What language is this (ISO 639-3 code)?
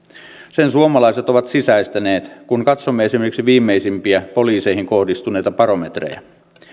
fin